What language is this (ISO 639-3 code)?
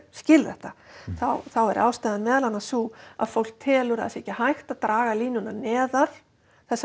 isl